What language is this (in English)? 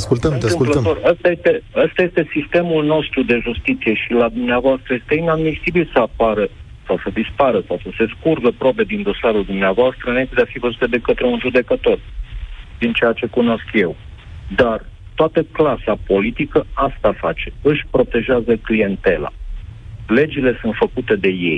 Romanian